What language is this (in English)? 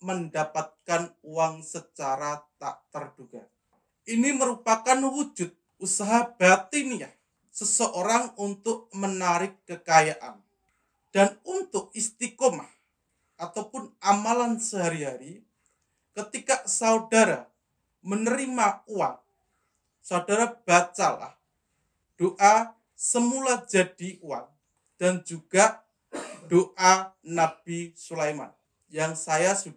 Indonesian